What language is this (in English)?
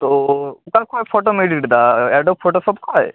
Santali